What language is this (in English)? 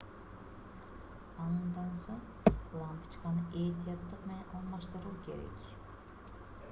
Kyrgyz